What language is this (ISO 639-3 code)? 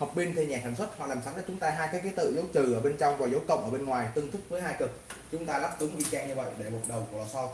vie